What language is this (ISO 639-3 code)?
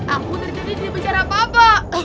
ind